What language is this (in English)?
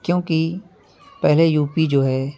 Urdu